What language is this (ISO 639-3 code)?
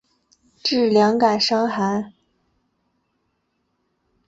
zho